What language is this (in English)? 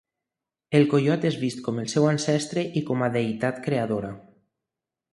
Catalan